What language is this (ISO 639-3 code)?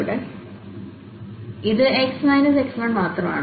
mal